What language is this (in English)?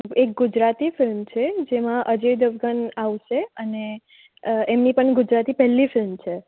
Gujarati